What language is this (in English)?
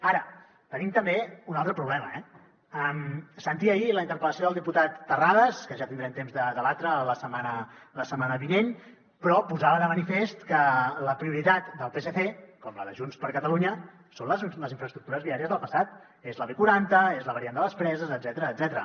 Catalan